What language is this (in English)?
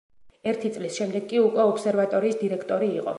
Georgian